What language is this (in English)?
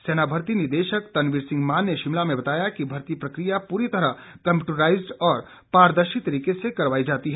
Hindi